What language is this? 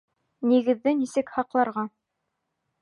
Bashkir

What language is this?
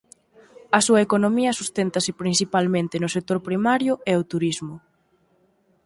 Galician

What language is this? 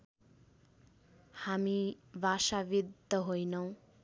Nepali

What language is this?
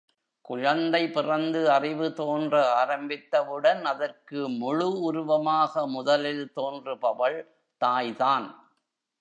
Tamil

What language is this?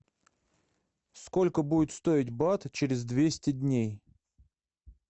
Russian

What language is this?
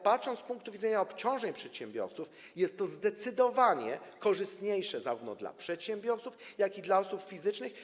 Polish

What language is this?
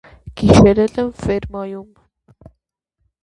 Armenian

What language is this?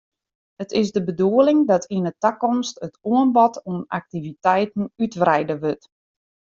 Western Frisian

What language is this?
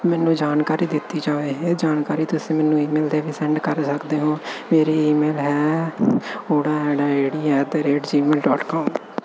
Punjabi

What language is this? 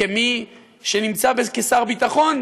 Hebrew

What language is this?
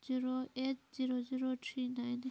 Manipuri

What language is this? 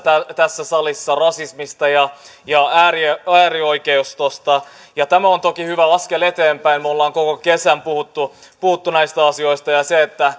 Finnish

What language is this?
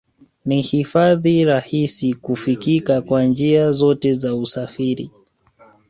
Swahili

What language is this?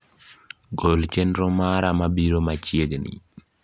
Luo (Kenya and Tanzania)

